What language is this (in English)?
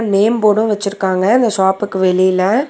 Tamil